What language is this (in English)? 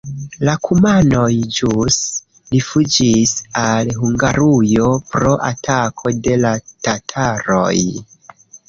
Esperanto